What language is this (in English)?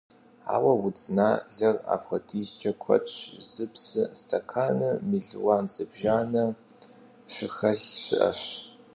Kabardian